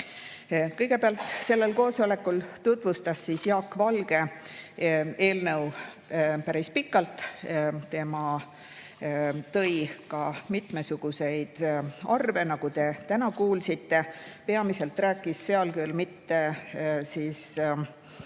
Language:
Estonian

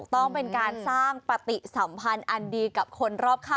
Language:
Thai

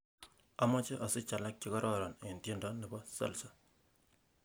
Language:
Kalenjin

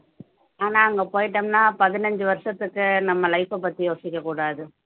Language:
Tamil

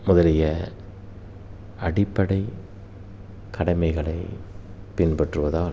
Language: Tamil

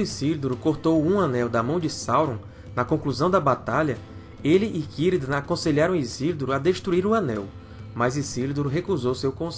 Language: Portuguese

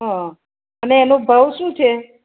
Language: Gujarati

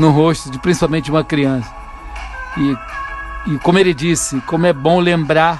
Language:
Portuguese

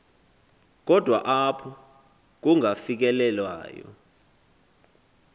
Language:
Xhosa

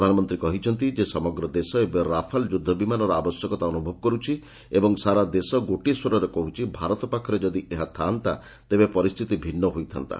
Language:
Odia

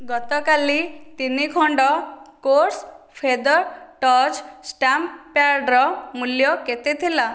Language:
Odia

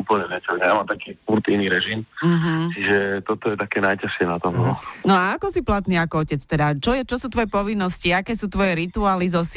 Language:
Slovak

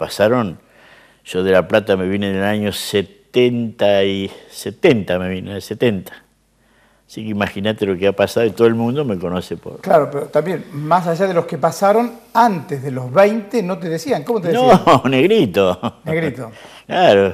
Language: Spanish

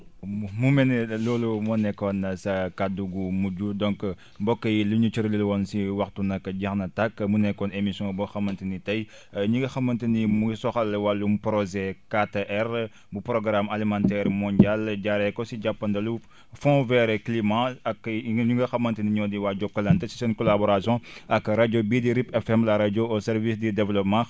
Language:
Wolof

